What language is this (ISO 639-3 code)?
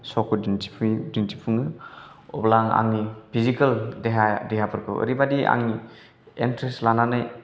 brx